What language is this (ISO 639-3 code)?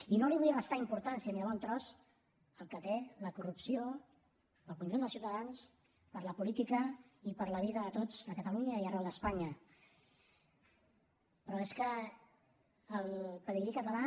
cat